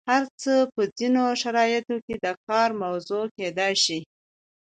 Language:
Pashto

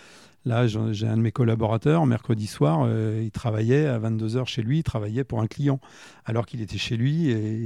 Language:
French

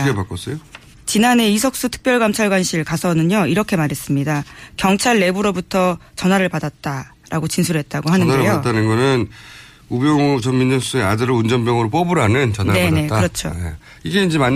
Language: Korean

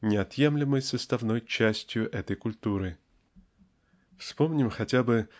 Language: Russian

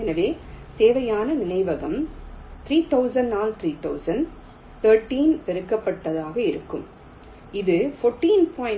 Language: Tamil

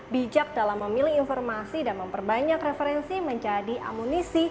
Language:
Indonesian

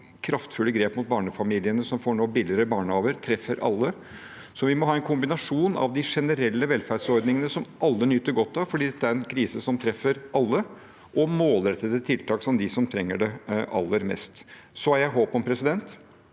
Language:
Norwegian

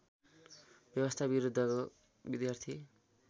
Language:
Nepali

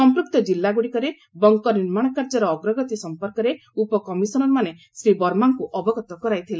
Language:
Odia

